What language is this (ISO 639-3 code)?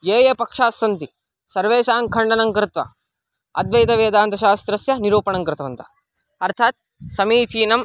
san